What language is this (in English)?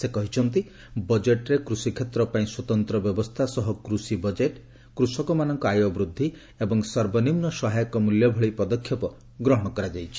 Odia